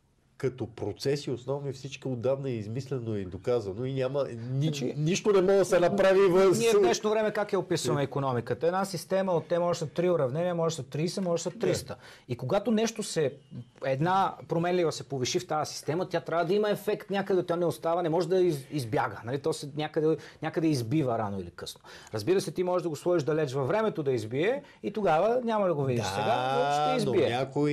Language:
Bulgarian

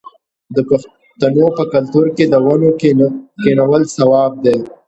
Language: Pashto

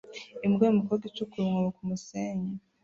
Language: Kinyarwanda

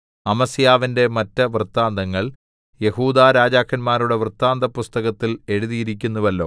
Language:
Malayalam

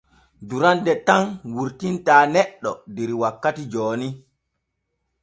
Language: Borgu Fulfulde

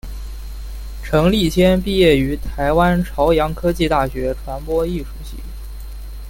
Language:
Chinese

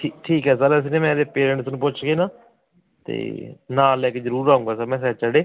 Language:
Punjabi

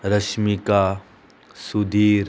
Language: Konkani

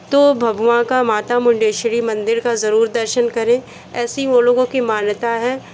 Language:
Hindi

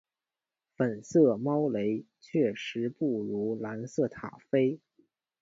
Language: Chinese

